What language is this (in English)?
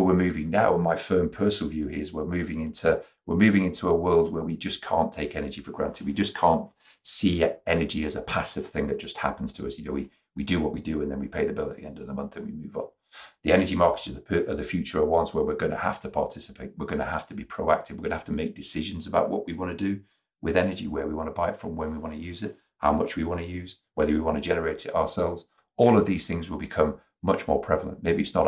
English